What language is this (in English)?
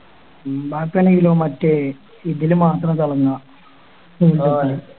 Malayalam